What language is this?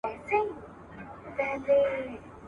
Pashto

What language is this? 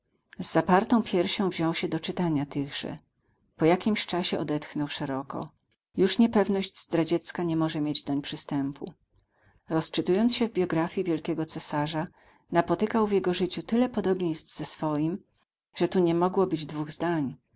Polish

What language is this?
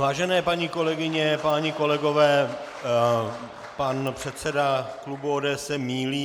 Czech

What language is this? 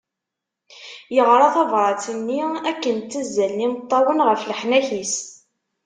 Kabyle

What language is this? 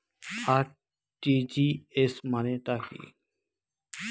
Bangla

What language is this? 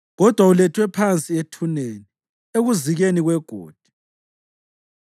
North Ndebele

